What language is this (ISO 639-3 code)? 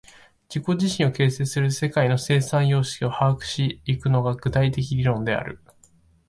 jpn